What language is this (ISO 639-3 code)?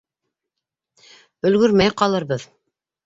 bak